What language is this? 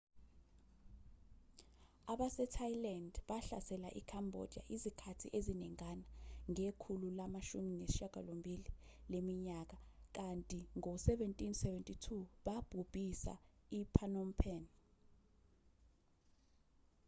Zulu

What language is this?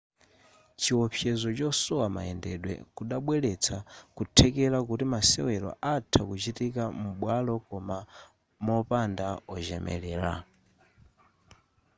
Nyanja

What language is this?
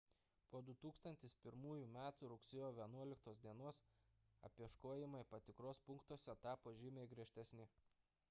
Lithuanian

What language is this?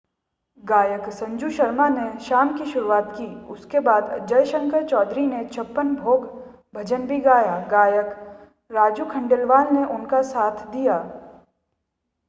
Hindi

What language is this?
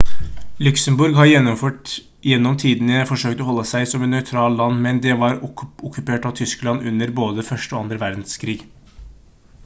Norwegian Bokmål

